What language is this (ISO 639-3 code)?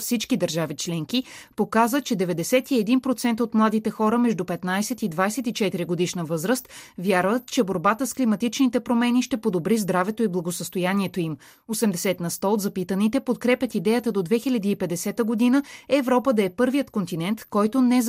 bul